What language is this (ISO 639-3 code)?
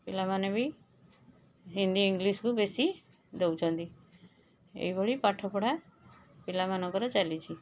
ori